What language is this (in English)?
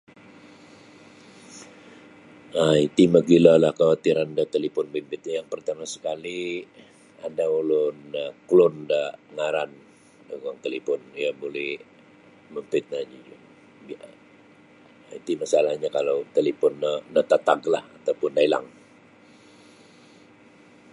Sabah Bisaya